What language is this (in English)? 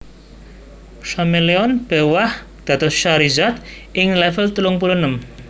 Javanese